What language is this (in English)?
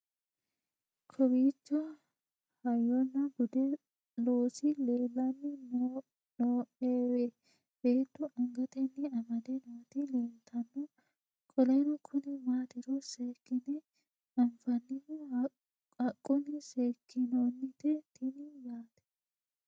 Sidamo